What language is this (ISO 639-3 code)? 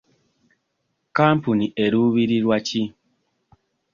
lug